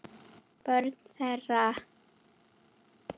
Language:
Icelandic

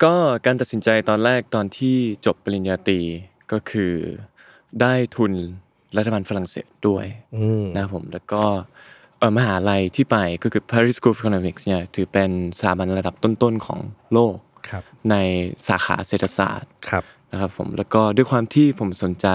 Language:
Thai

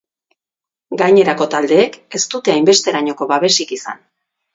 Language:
Basque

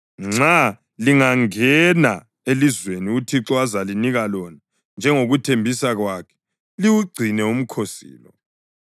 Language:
North Ndebele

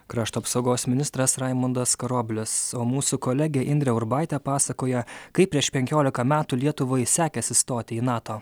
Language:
Lithuanian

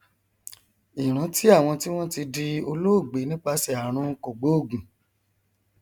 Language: Yoruba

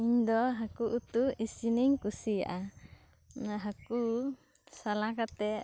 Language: Santali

